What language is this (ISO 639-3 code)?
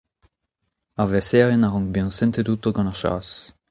bre